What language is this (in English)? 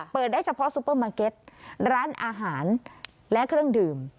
Thai